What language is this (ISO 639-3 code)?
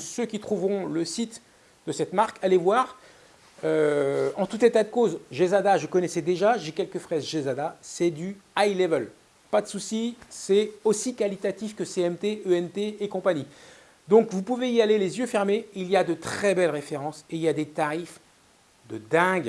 fra